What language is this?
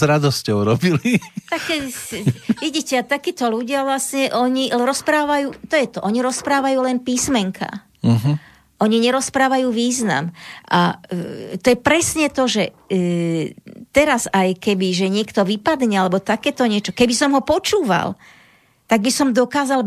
Slovak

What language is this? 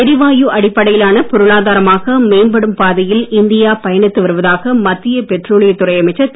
Tamil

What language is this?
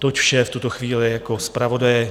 Czech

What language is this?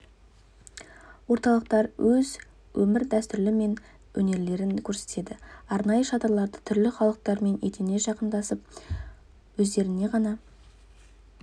Kazakh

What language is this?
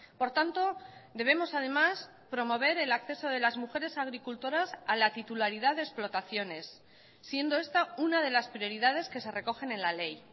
Spanish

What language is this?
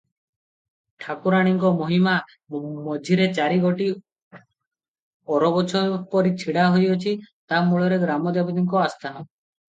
Odia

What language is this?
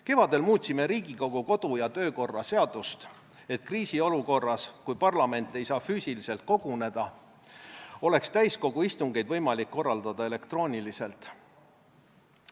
Estonian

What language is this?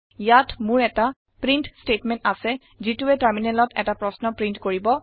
Assamese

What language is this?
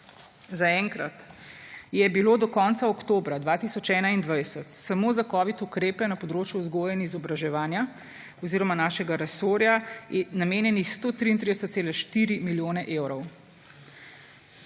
Slovenian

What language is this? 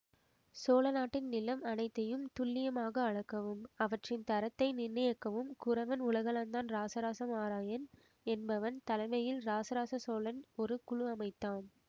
Tamil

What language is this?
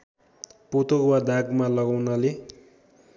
Nepali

